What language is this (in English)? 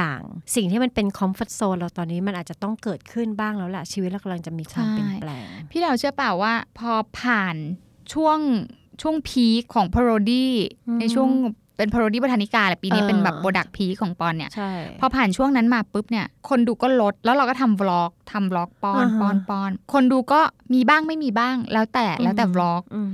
Thai